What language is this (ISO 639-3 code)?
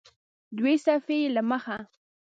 pus